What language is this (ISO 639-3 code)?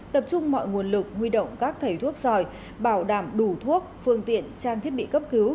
vie